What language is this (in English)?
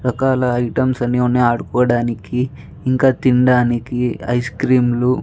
Telugu